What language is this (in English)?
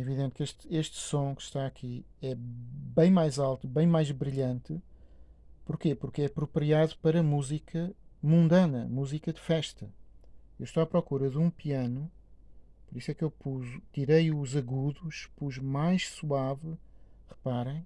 Portuguese